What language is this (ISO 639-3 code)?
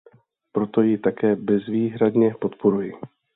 ces